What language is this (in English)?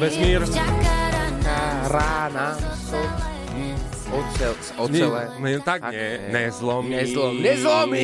Slovak